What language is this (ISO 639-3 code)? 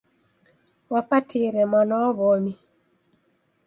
dav